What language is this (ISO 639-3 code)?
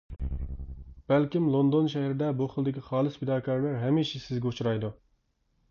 uig